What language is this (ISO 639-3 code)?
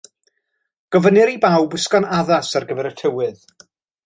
cym